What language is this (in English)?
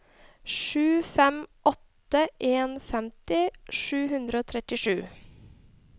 Norwegian